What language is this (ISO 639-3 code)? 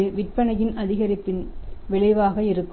tam